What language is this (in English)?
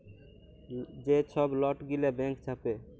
Bangla